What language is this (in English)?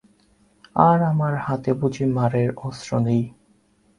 Bangla